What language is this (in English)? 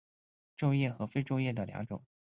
Chinese